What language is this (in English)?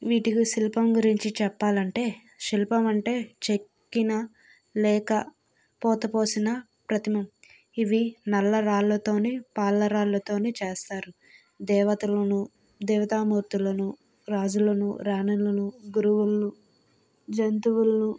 Telugu